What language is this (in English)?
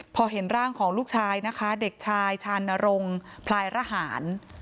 Thai